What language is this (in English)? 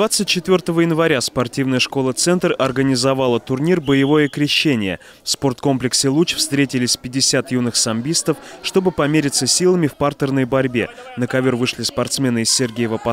Russian